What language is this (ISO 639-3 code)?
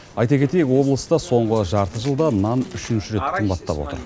kaz